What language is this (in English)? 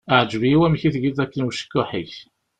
Kabyle